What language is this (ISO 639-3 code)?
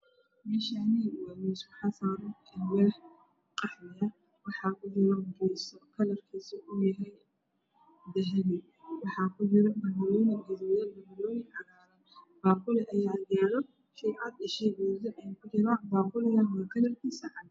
som